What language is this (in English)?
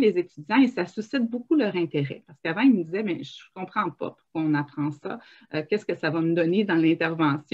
French